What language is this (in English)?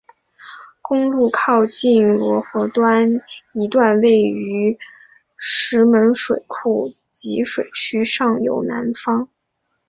Chinese